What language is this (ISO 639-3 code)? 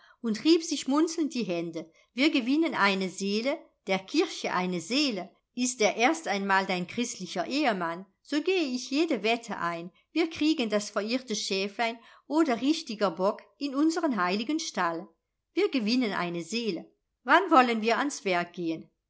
deu